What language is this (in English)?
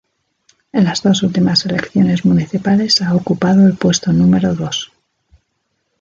Spanish